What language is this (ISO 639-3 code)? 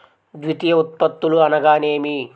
tel